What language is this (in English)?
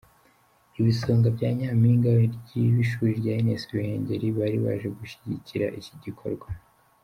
Kinyarwanda